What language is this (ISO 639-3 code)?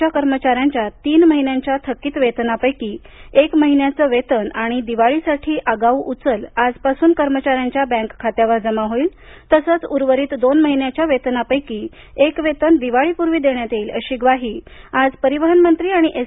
mar